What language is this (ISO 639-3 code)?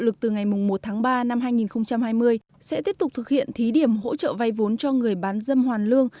vie